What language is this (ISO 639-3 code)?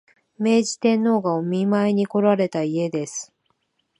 jpn